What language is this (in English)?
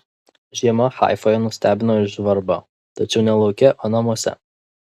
Lithuanian